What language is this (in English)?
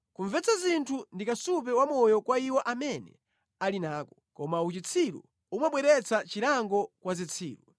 Nyanja